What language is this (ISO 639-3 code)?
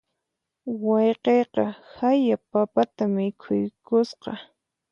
qxp